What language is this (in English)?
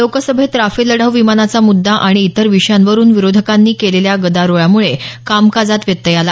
Marathi